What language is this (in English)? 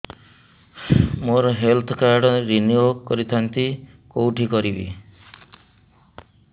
Odia